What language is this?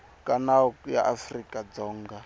Tsonga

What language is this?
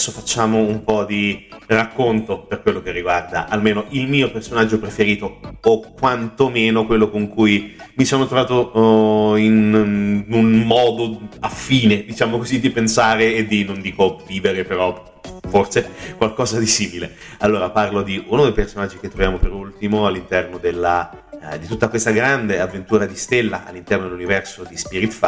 Italian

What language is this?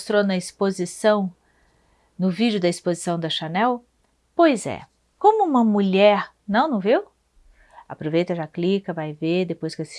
Portuguese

